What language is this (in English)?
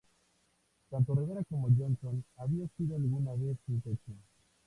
Spanish